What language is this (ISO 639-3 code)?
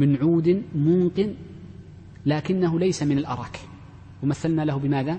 ara